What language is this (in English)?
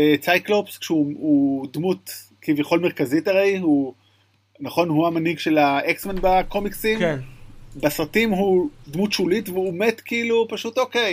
Hebrew